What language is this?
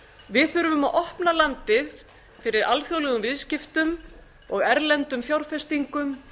Icelandic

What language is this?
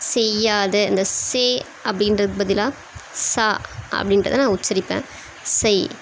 Tamil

